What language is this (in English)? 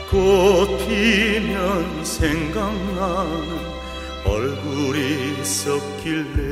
Korean